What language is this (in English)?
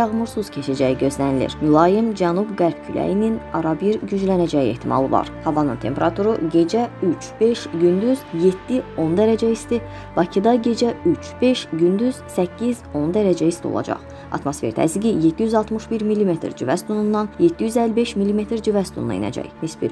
Turkish